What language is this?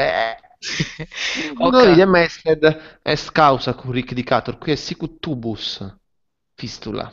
Italian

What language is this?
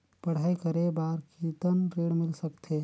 Chhattisgarhi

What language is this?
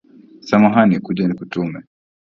Swahili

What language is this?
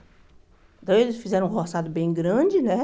Portuguese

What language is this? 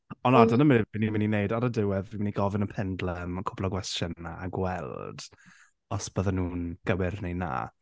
Welsh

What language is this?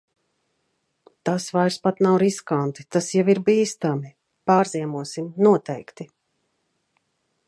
Latvian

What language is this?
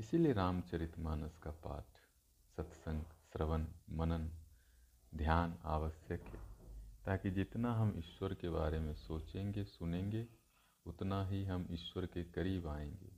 Hindi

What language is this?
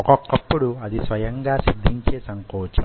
Telugu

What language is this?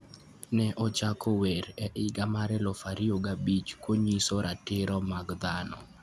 Luo (Kenya and Tanzania)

